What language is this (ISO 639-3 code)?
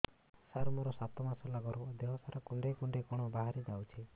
ori